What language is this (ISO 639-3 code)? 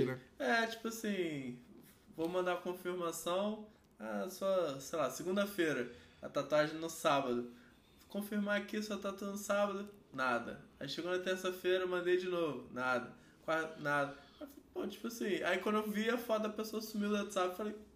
por